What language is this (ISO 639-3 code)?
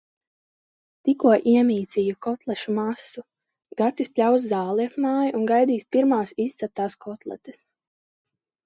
lav